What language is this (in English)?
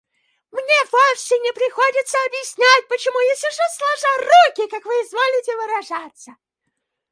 Russian